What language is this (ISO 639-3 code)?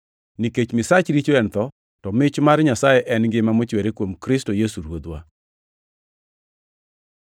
luo